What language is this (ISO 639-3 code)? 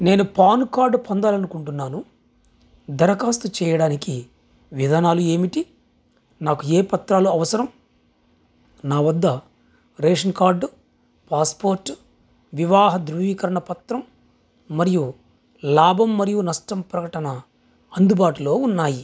tel